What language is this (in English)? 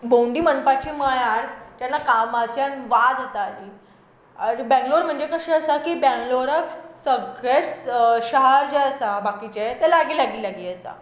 Konkani